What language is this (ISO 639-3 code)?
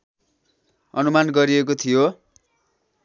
nep